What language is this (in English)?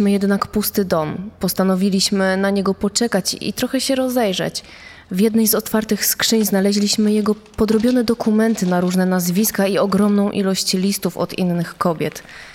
Polish